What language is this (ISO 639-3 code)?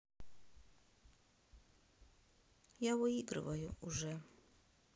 rus